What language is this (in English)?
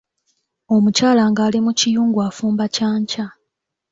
Ganda